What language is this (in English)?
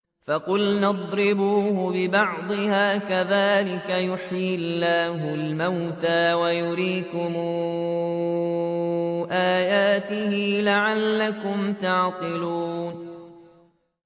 Arabic